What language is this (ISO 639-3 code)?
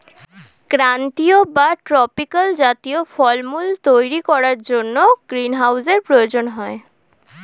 ben